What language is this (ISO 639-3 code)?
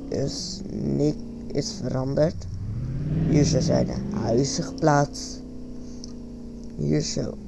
nld